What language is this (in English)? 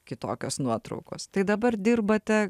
Lithuanian